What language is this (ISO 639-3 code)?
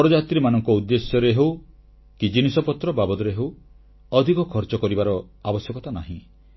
ori